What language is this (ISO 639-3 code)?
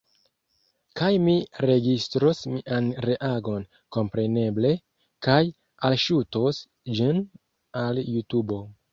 epo